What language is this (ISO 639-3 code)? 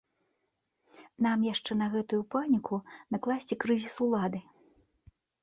bel